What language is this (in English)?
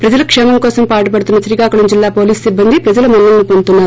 Telugu